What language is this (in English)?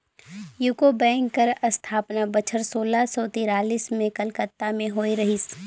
Chhattisgarhi